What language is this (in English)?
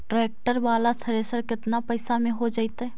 Magahi